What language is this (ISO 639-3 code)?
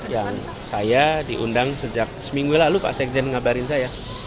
ind